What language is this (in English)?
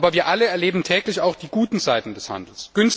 German